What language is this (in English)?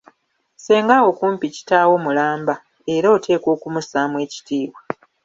Ganda